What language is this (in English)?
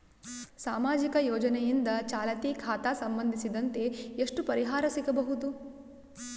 Kannada